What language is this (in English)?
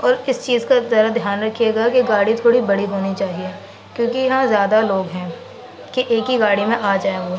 Urdu